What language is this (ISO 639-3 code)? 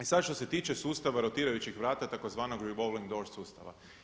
hrv